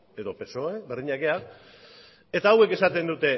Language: Basque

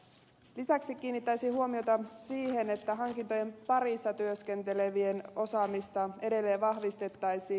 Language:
Finnish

